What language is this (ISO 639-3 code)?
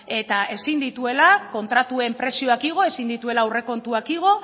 eus